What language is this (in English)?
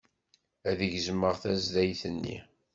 Kabyle